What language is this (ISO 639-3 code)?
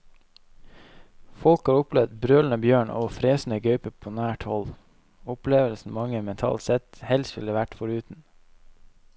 nor